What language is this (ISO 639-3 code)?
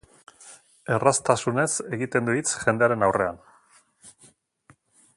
eus